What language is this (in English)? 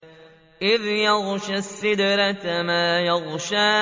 Arabic